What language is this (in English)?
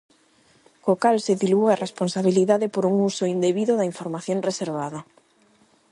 Galician